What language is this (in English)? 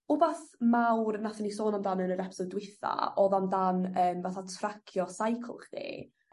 Welsh